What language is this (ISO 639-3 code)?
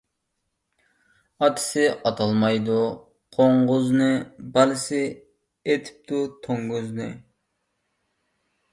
uig